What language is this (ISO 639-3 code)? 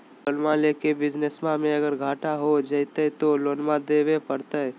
mag